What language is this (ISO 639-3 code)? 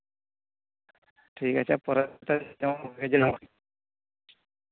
sat